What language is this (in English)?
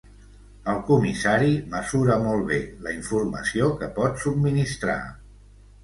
Catalan